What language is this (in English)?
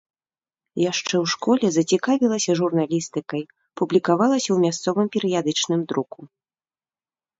Belarusian